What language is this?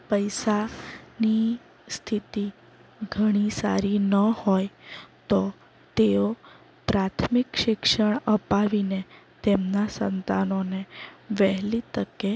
Gujarati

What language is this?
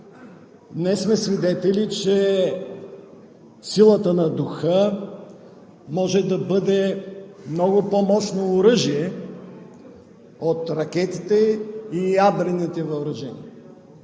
Bulgarian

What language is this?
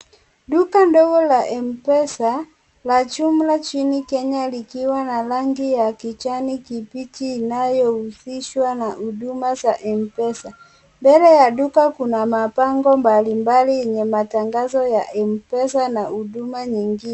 Swahili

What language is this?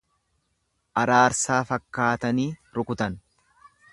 Oromo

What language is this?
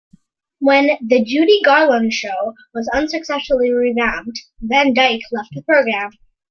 English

